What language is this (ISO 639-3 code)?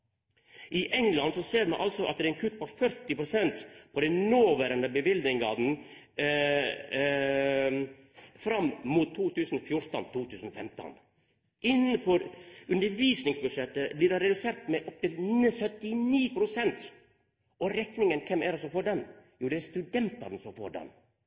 nno